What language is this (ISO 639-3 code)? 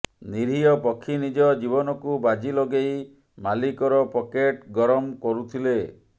ori